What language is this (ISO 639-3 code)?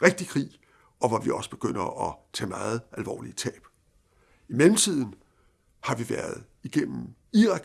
dan